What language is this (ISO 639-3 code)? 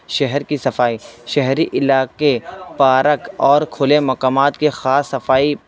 urd